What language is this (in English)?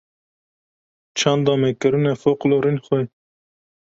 Kurdish